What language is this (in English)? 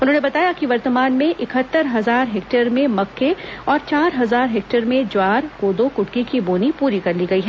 Hindi